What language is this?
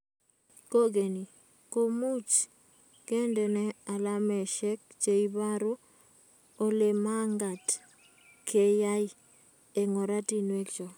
Kalenjin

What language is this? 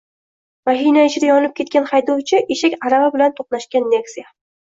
Uzbek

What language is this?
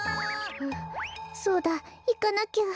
Japanese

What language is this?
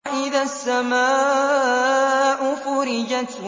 Arabic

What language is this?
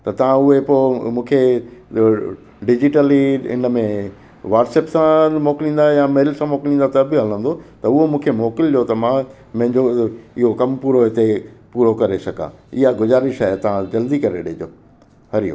Sindhi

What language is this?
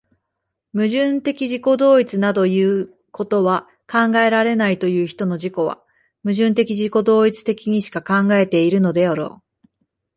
Japanese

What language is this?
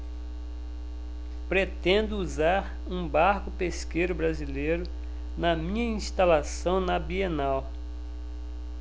Portuguese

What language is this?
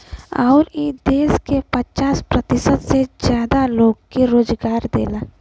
Bhojpuri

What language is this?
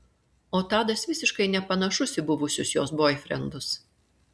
Lithuanian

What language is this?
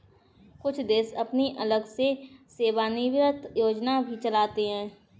Hindi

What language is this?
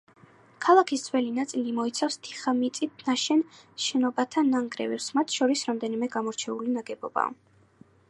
Georgian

